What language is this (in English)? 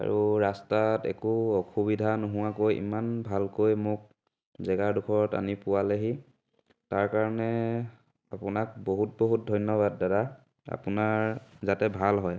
Assamese